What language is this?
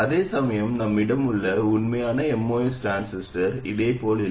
Tamil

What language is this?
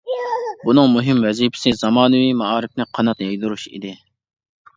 Uyghur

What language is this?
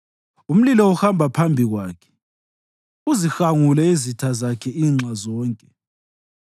North Ndebele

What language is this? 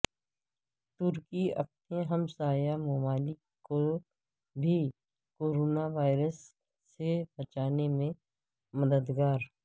Urdu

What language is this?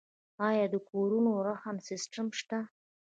Pashto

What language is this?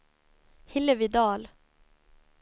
Swedish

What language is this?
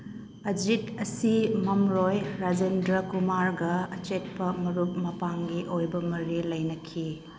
Manipuri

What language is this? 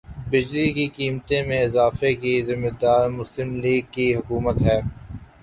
Urdu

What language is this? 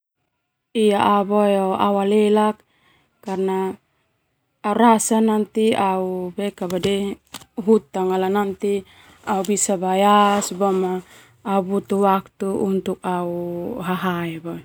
Termanu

